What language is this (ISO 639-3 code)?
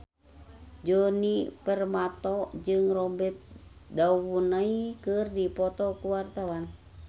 sun